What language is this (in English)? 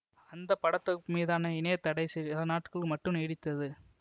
Tamil